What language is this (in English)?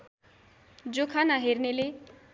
Nepali